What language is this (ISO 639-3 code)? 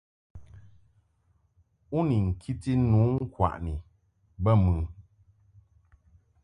mhk